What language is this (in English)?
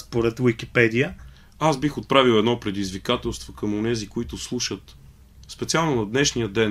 Bulgarian